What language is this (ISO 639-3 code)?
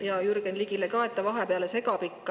est